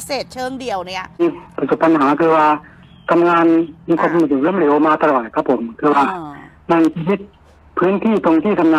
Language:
Thai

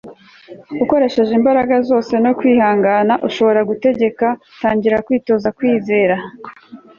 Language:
Kinyarwanda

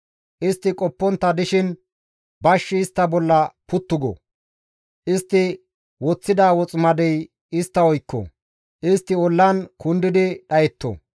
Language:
Gamo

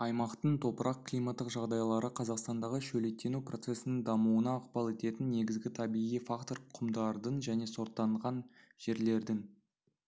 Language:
Kazakh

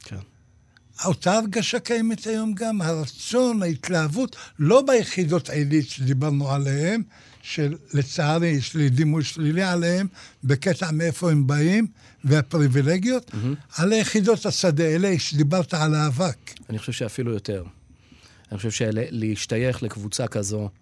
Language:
Hebrew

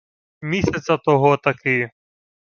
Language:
Ukrainian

